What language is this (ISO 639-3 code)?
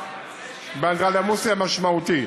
heb